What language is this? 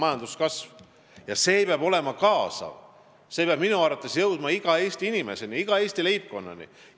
Estonian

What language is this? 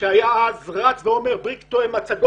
Hebrew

